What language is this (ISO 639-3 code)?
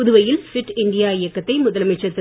tam